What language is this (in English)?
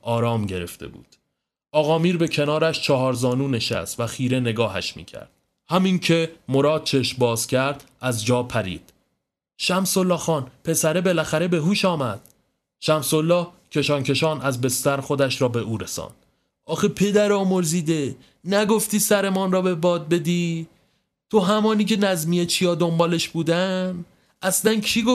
Persian